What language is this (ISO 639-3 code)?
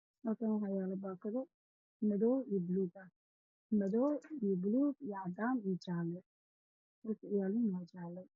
som